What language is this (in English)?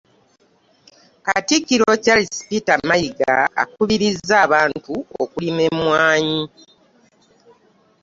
Ganda